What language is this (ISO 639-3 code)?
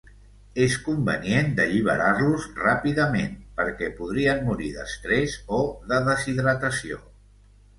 cat